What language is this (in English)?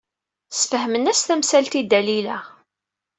Kabyle